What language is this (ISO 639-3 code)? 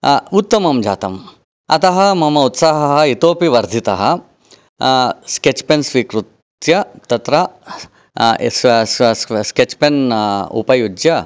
san